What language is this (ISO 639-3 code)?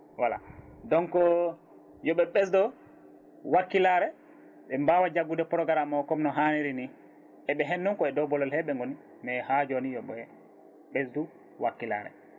ful